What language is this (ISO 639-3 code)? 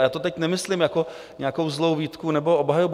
ces